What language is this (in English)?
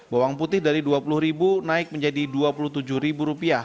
Indonesian